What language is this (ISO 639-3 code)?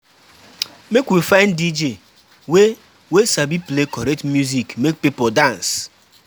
pcm